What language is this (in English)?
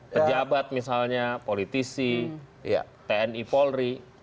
Indonesian